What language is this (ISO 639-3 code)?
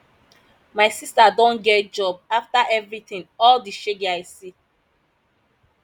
pcm